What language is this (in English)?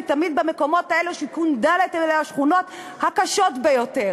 Hebrew